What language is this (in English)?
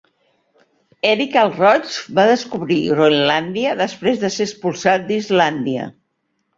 Catalan